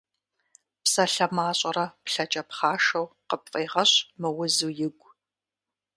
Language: Kabardian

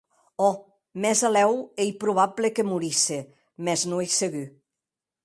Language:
Occitan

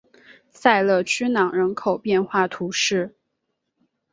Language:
Chinese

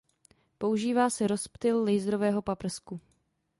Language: Czech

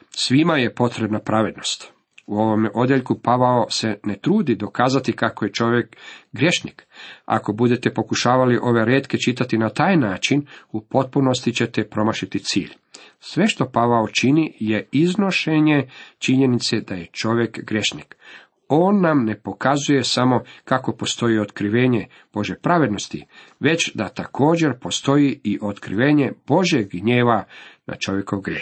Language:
Croatian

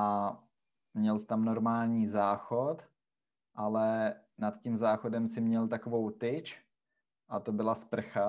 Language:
Czech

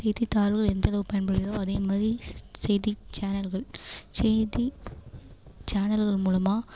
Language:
Tamil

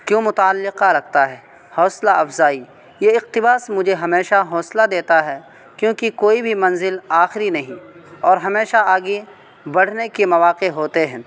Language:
Urdu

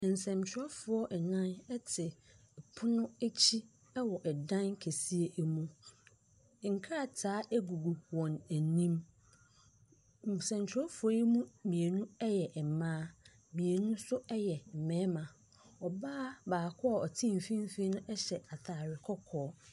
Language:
Akan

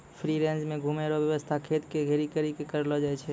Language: Maithili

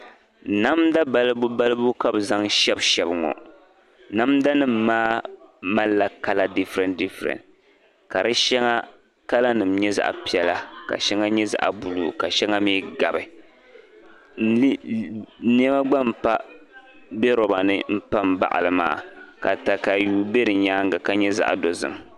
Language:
Dagbani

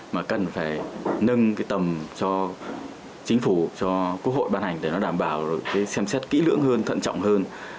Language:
Vietnamese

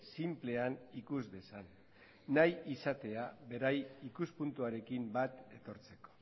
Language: Basque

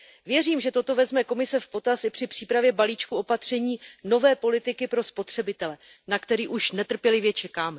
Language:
Czech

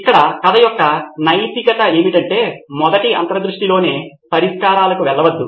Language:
Telugu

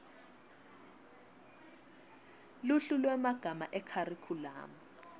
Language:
Swati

